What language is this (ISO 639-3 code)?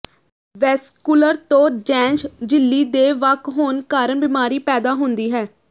pan